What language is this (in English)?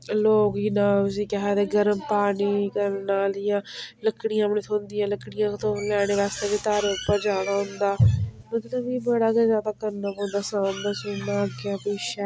Dogri